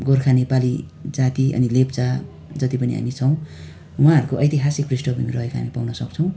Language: Nepali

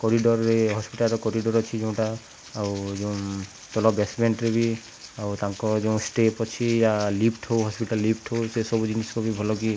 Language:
Odia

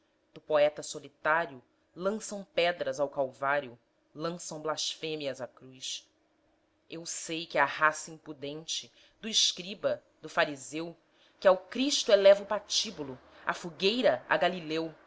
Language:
Portuguese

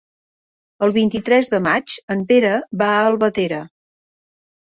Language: Catalan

